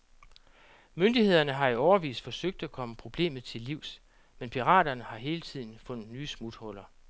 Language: Danish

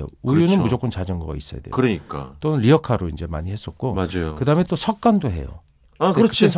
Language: Korean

